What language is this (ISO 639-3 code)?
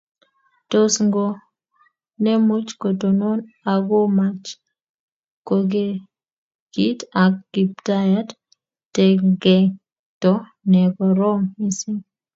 kln